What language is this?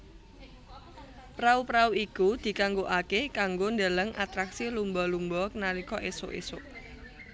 Javanese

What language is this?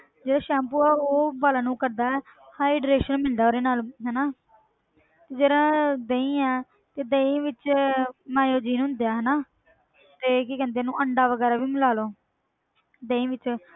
Punjabi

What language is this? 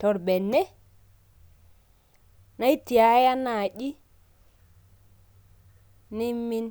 Masai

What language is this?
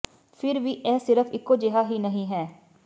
Punjabi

